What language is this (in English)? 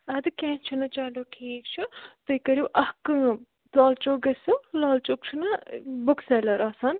Kashmiri